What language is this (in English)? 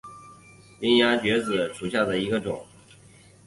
Chinese